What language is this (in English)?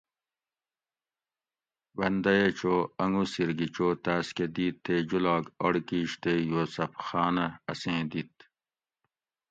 Gawri